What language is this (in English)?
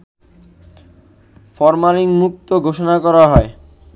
Bangla